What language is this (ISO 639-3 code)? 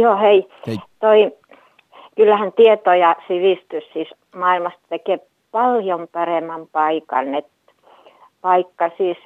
fin